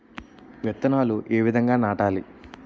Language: Telugu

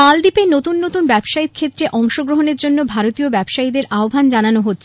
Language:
Bangla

